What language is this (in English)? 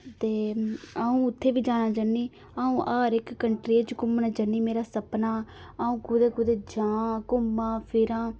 Dogri